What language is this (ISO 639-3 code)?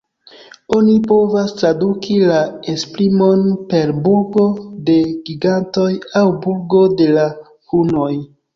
epo